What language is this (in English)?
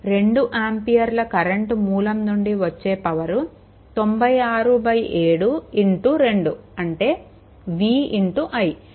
Telugu